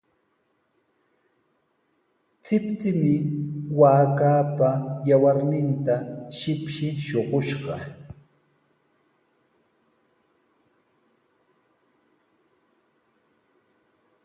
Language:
Sihuas Ancash Quechua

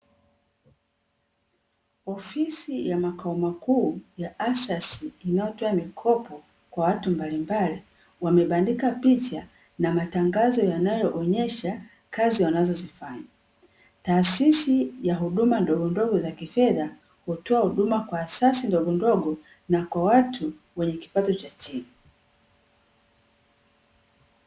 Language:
Swahili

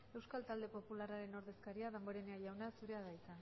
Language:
Basque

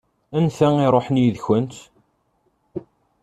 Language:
Kabyle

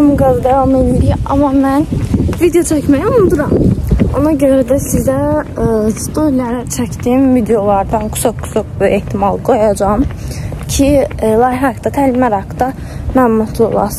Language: Turkish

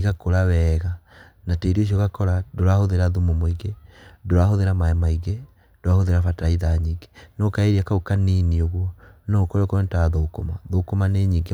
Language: Kikuyu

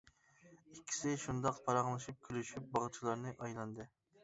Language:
Uyghur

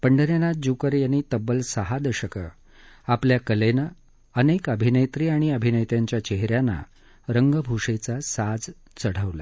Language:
Marathi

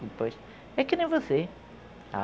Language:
Portuguese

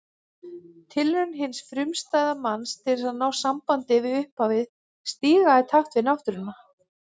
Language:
Icelandic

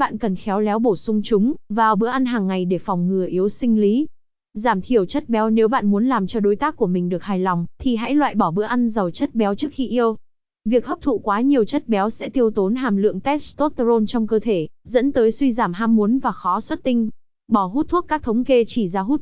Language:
Vietnamese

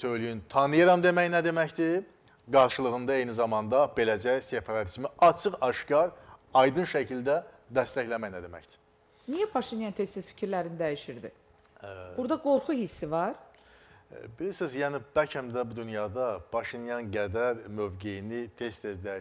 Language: Turkish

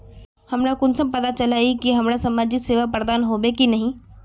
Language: Magahi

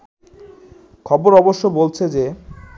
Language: Bangla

